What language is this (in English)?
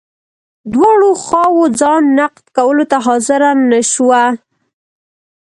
Pashto